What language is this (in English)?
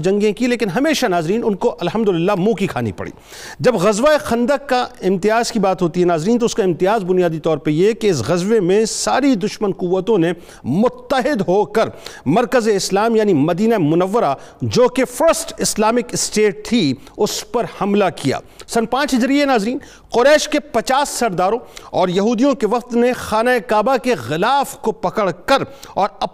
Urdu